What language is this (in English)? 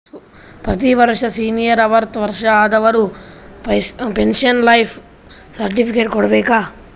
Kannada